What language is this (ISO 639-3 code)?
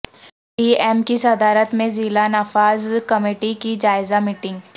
urd